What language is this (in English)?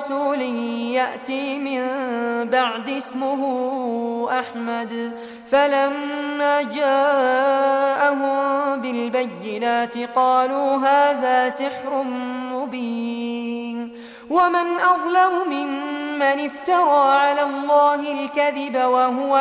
Arabic